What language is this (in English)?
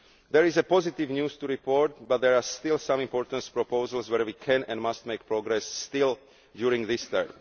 English